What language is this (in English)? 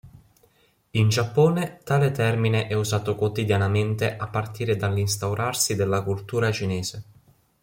Italian